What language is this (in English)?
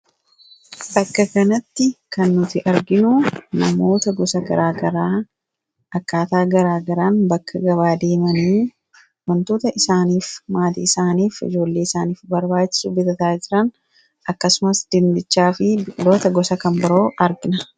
Oromo